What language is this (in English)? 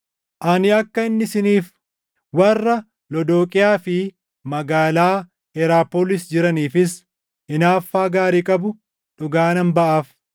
Oromo